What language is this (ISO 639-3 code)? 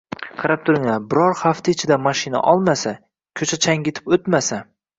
uzb